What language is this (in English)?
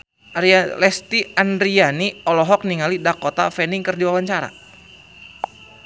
Sundanese